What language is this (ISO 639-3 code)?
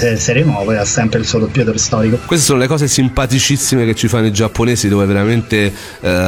ita